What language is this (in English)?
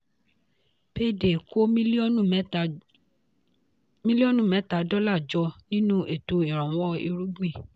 Yoruba